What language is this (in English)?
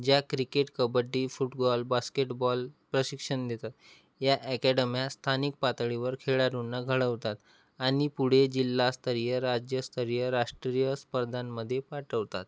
Marathi